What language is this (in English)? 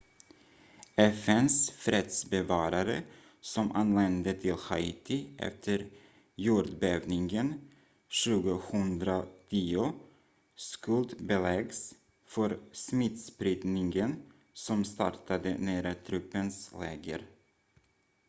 Swedish